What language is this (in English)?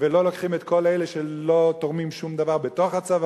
Hebrew